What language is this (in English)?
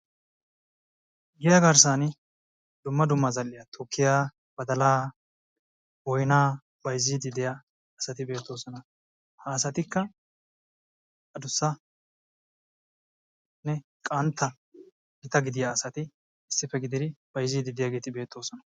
Wolaytta